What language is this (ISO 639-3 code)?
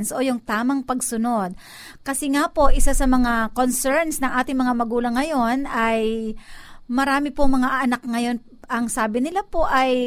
fil